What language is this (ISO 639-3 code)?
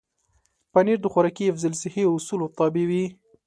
pus